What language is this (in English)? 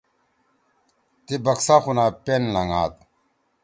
Torwali